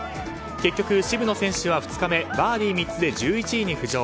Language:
Japanese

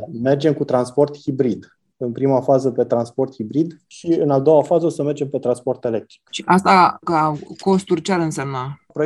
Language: Romanian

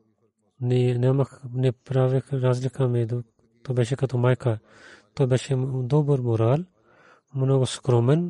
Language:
Bulgarian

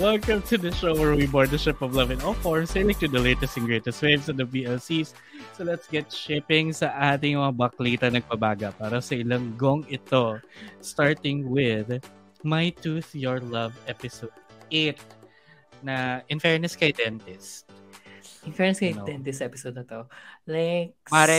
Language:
Filipino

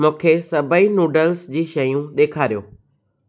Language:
Sindhi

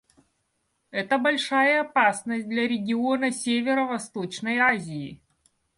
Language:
Russian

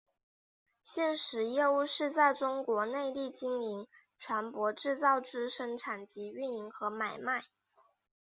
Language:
Chinese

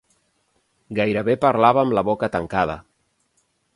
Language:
Catalan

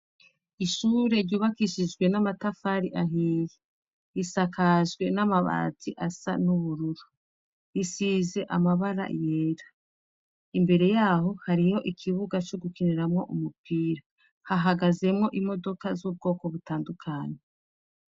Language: Rundi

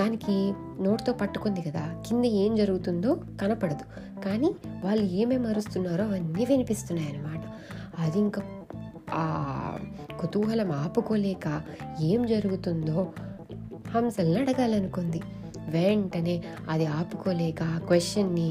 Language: Telugu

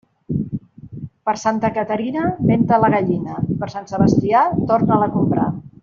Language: Catalan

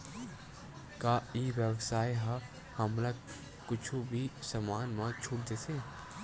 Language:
Chhattisgarhi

